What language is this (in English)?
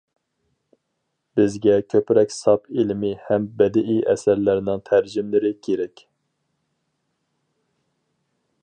Uyghur